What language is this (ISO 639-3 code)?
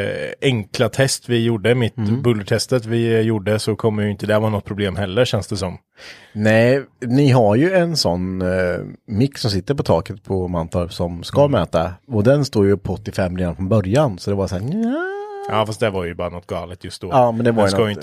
swe